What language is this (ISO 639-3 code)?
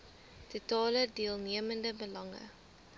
afr